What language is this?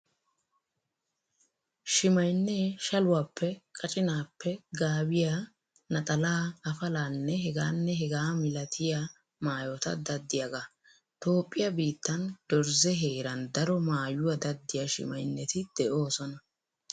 Wolaytta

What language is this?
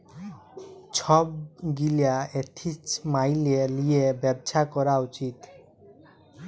Bangla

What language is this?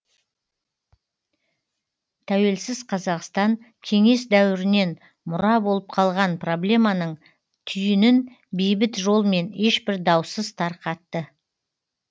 Kazakh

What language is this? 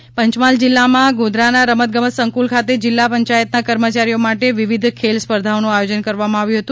Gujarati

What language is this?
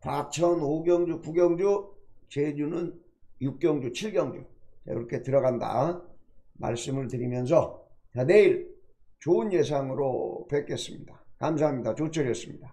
Korean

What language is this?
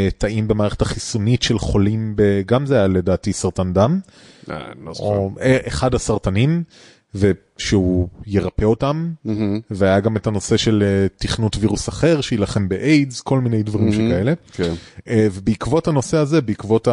Hebrew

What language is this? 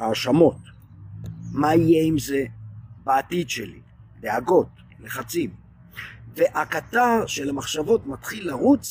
Hebrew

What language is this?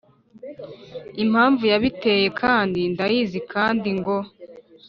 Kinyarwanda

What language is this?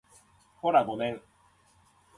Japanese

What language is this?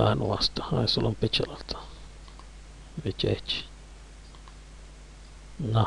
Romanian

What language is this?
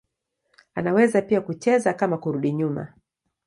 Swahili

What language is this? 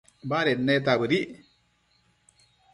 Matsés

